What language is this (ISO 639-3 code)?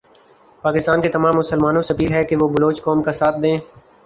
urd